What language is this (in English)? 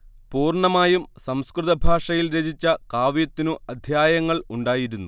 Malayalam